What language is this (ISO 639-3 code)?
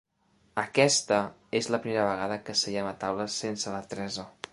cat